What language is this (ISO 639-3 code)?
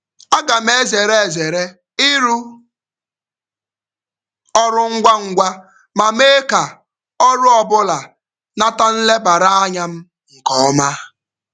ibo